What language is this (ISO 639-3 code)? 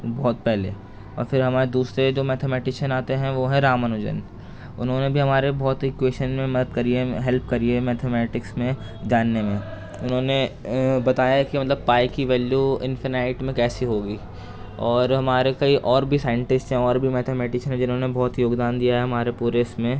urd